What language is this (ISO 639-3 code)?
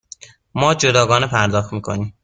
fas